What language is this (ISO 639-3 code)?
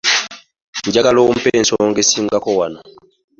lug